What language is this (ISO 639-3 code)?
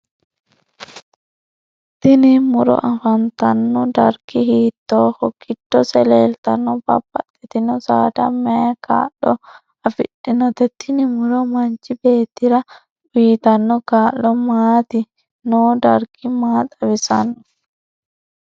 sid